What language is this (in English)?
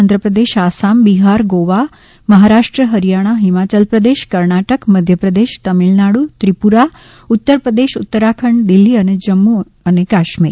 Gujarati